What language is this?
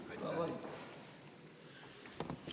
Estonian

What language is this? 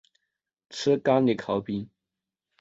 Chinese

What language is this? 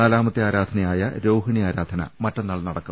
Malayalam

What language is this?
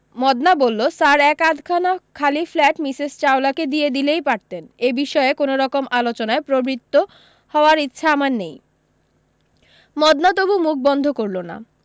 Bangla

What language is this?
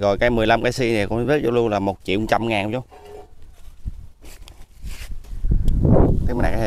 Vietnamese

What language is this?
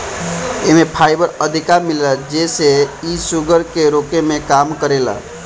Bhojpuri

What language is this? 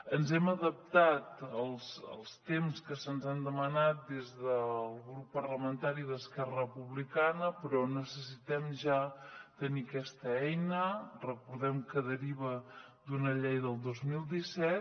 Catalan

